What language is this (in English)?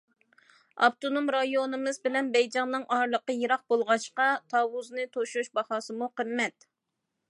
Uyghur